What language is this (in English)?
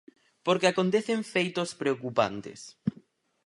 Galician